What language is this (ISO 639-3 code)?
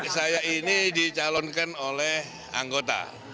ind